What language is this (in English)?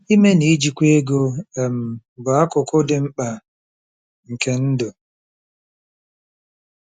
Igbo